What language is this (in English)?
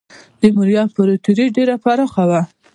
Pashto